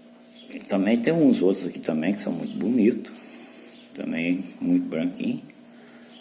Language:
Portuguese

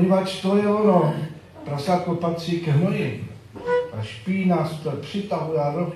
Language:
Czech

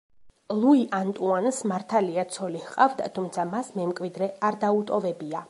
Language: Georgian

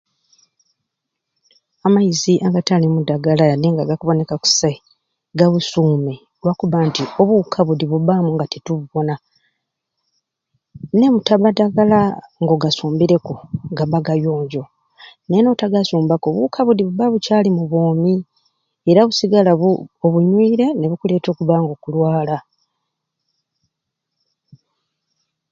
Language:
Ruuli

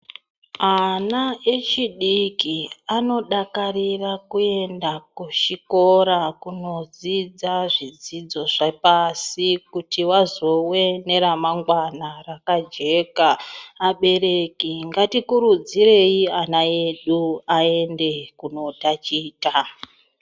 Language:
Ndau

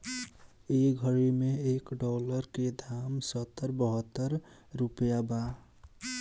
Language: Bhojpuri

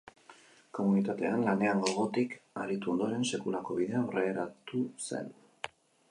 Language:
Basque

